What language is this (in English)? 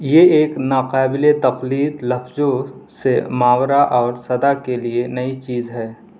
Urdu